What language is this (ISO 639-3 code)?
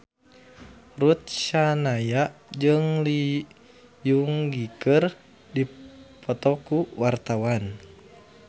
sun